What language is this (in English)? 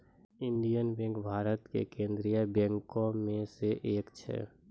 Maithili